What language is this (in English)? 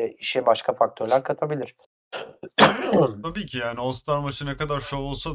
Turkish